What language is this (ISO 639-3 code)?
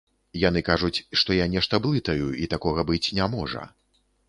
bel